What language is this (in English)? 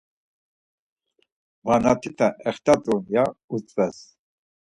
Laz